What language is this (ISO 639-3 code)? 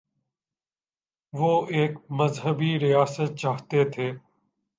urd